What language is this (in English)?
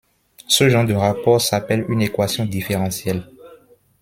French